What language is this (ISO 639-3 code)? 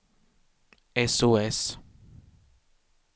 swe